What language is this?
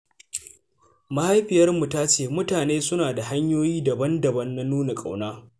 Hausa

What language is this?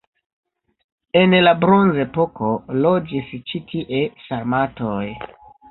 Esperanto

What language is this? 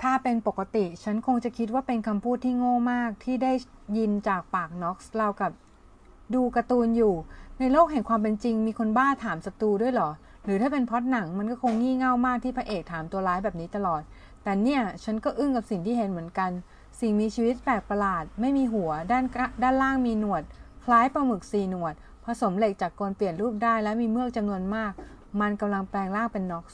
Thai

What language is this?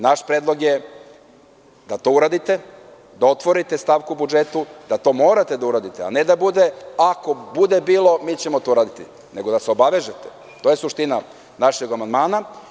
Serbian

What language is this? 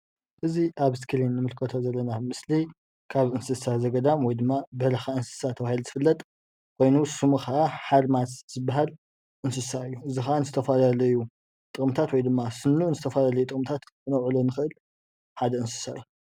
Tigrinya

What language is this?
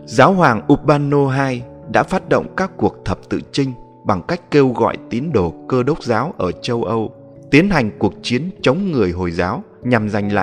Vietnamese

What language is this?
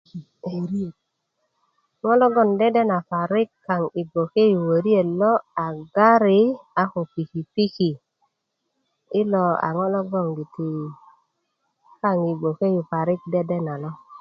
Kuku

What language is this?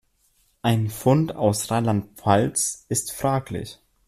German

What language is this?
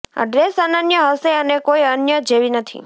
Gujarati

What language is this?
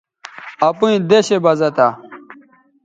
Bateri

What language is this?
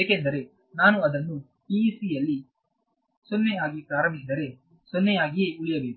Kannada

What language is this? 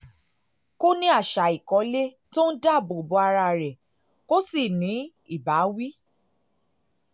Yoruba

